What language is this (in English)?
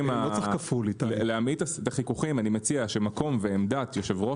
Hebrew